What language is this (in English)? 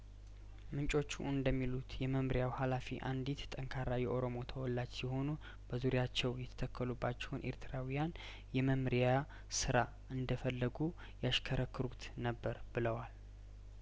Amharic